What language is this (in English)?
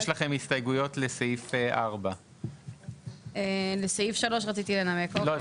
Hebrew